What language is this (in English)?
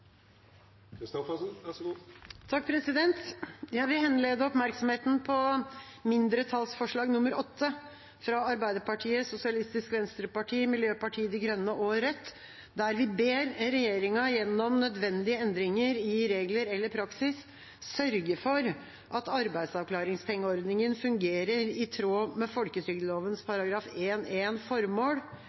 Norwegian Bokmål